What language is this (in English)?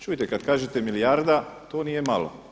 Croatian